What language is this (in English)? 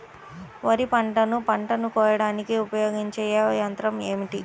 Telugu